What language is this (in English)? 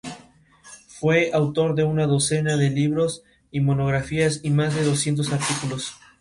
Spanish